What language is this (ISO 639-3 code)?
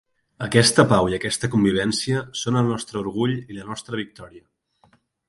cat